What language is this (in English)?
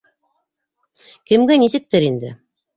Bashkir